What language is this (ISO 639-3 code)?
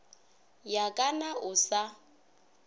nso